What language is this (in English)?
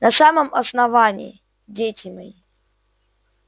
Russian